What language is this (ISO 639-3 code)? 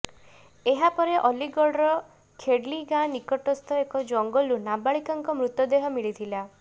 ori